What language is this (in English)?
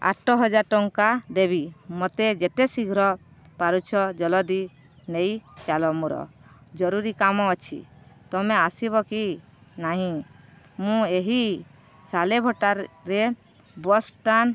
Odia